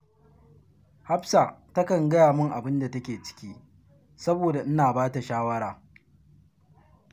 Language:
Hausa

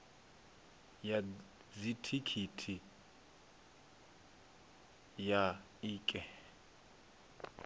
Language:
Venda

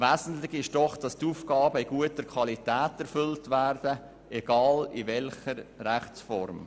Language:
Swiss German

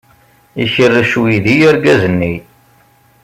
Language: Kabyle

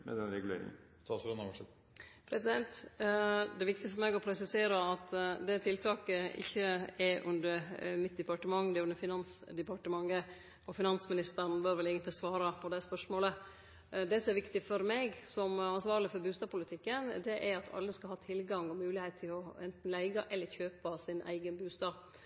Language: Norwegian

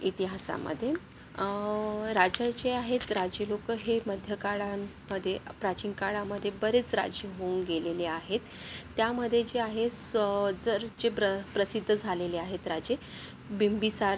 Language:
Marathi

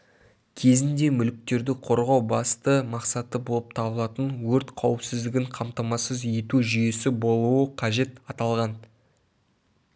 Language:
Kazakh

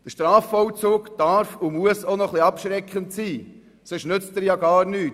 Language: Swiss German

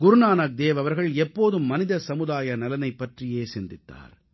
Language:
Tamil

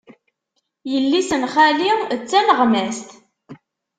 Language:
Kabyle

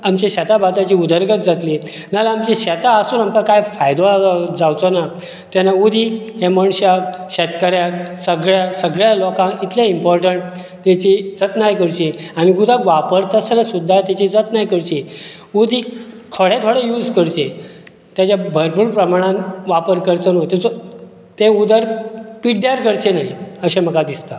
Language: Konkani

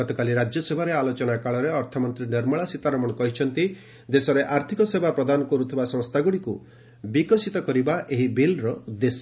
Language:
Odia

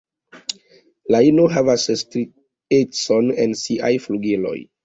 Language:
Esperanto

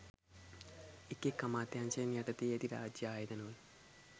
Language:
Sinhala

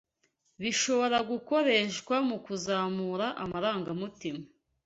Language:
Kinyarwanda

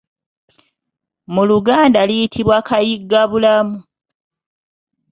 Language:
Ganda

